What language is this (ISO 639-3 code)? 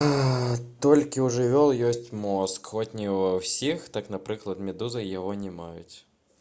bel